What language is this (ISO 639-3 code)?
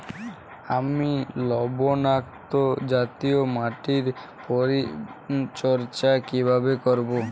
ben